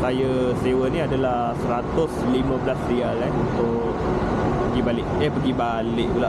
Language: Malay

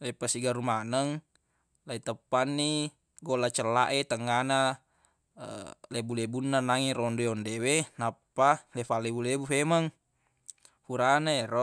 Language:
Buginese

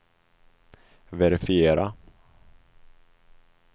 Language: Swedish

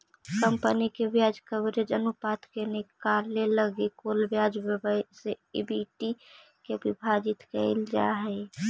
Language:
Magahi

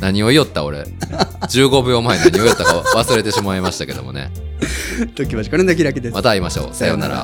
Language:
Japanese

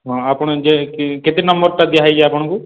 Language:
Odia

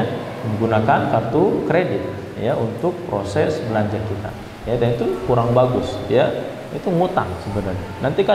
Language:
Indonesian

